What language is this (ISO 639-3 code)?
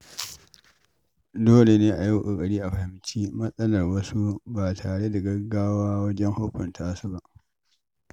hau